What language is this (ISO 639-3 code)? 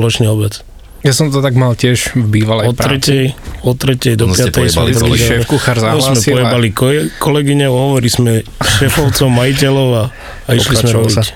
slk